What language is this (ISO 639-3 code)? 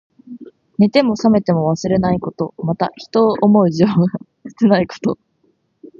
jpn